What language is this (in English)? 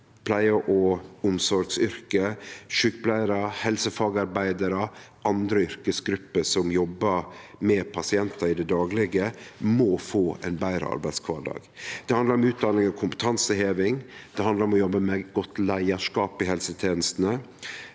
Norwegian